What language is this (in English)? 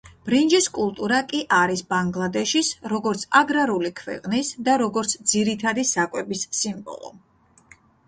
Georgian